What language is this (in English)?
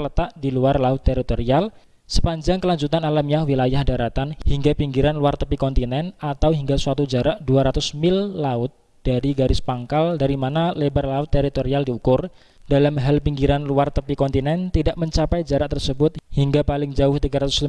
Indonesian